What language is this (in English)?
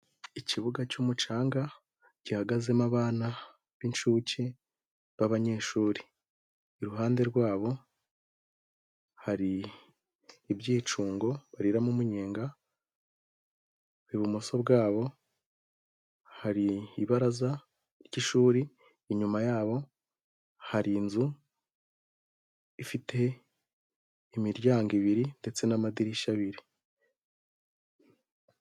Kinyarwanda